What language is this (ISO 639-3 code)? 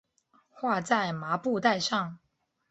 zho